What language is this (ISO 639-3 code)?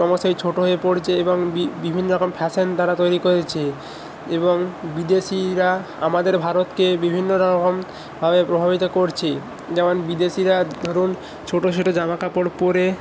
ben